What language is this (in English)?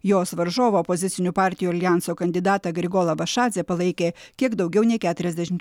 Lithuanian